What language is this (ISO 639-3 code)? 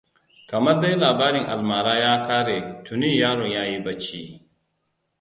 hau